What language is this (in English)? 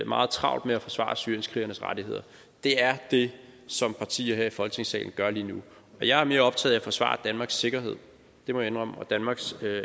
Danish